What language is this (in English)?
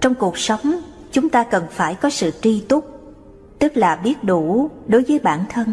Vietnamese